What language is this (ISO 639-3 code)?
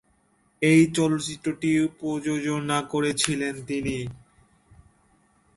ben